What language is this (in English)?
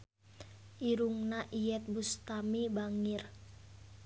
Sundanese